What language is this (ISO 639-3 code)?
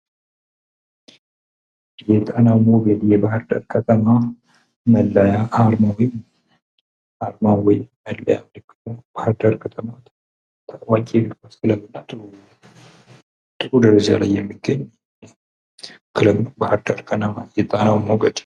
amh